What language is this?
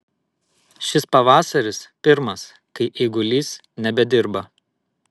Lithuanian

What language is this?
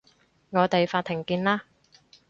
Cantonese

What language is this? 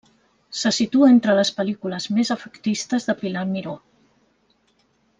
Catalan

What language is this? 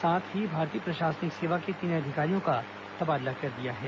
Hindi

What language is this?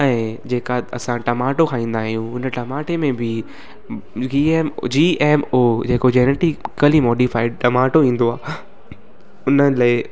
Sindhi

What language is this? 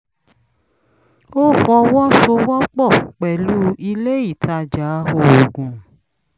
Yoruba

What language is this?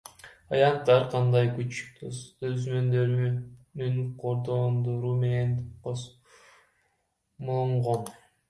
Kyrgyz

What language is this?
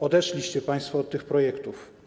Polish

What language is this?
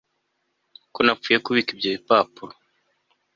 Kinyarwanda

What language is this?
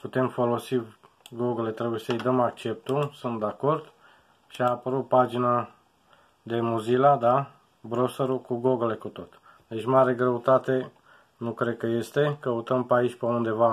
Romanian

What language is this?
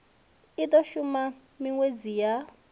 Venda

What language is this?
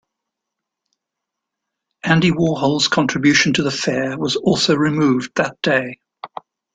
English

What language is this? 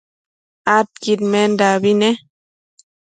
Matsés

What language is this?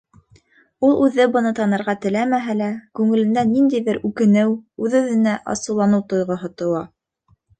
Bashkir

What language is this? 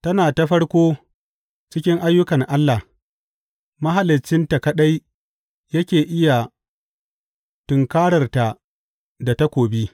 Hausa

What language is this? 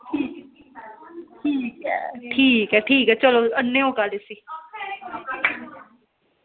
Dogri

